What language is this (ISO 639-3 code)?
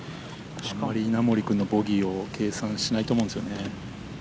jpn